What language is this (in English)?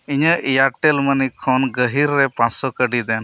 Santali